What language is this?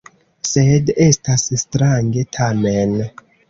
Esperanto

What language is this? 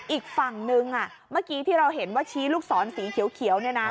Thai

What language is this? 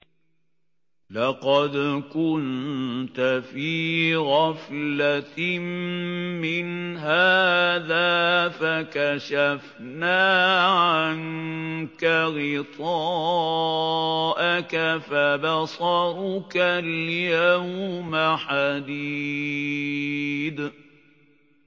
Arabic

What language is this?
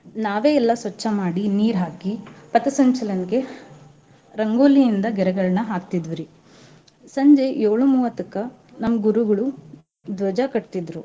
Kannada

